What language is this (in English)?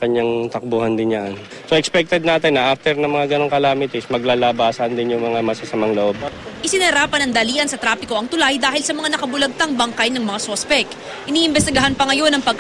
Filipino